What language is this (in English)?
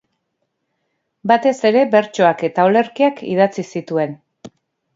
Basque